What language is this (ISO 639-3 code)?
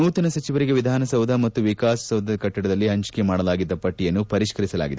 kan